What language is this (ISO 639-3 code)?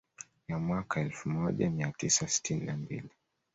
swa